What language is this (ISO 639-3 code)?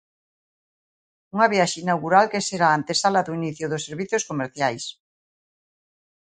glg